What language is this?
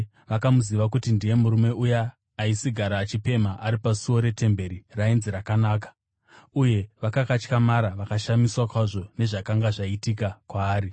Shona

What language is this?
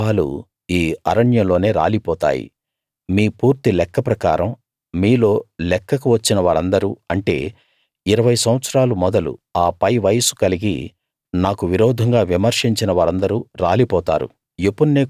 Telugu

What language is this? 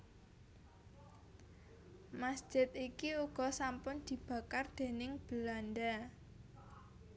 Javanese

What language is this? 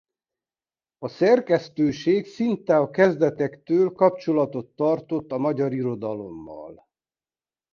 Hungarian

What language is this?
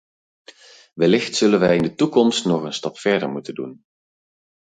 Dutch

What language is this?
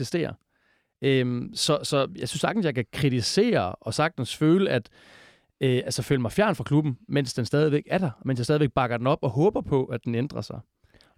Danish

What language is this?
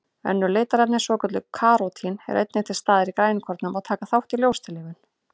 Icelandic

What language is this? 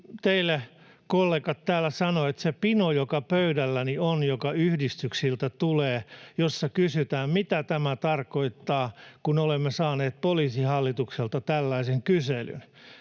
Finnish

